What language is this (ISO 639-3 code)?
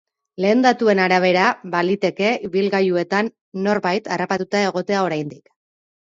eus